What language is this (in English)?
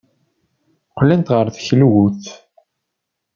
Kabyle